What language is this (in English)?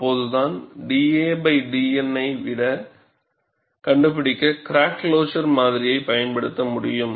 Tamil